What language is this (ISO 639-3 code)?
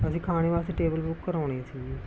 pan